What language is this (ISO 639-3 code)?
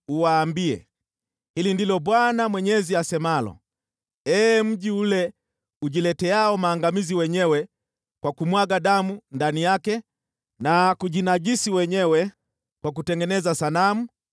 swa